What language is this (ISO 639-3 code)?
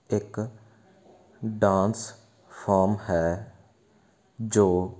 pan